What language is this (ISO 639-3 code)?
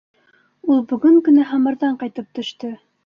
bak